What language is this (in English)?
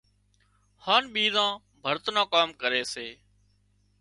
Wadiyara Koli